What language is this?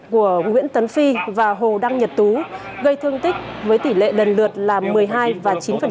Vietnamese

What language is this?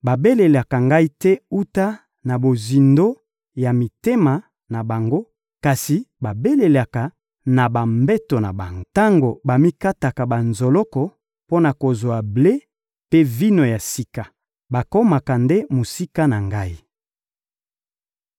Lingala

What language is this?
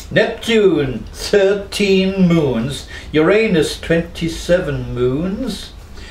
English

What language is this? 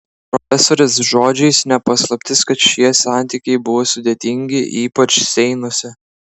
Lithuanian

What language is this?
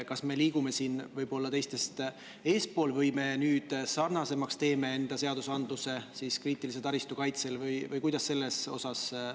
Estonian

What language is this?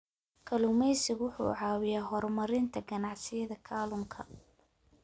Somali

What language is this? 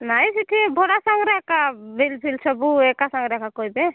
Odia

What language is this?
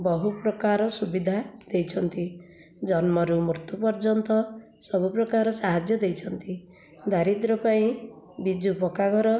Odia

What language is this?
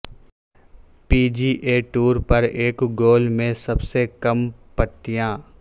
Urdu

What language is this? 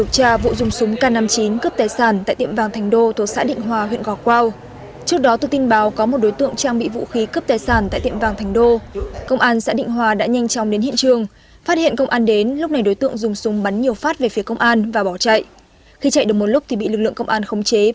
Vietnamese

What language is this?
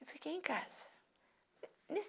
Portuguese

